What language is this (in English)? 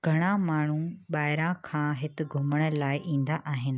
Sindhi